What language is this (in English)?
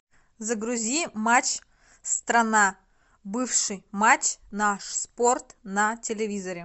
Russian